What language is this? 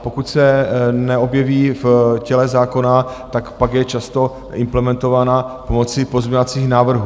Czech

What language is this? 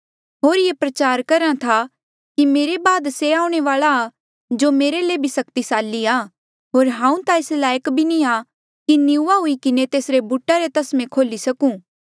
Mandeali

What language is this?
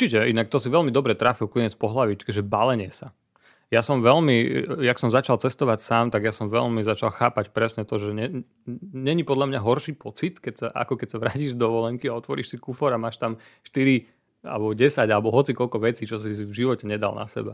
Slovak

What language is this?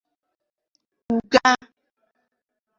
Igbo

